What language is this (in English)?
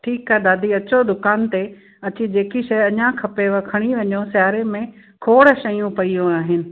Sindhi